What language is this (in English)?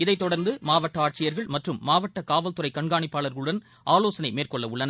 Tamil